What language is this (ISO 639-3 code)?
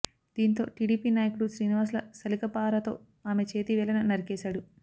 tel